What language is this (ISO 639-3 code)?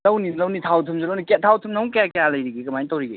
mni